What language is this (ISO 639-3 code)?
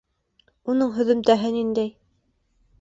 bak